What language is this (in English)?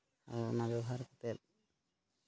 Santali